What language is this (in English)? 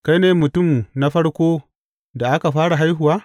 Hausa